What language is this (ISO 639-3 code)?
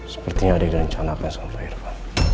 ind